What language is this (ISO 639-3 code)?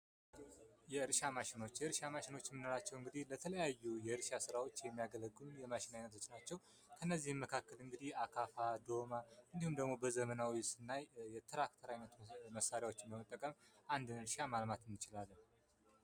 amh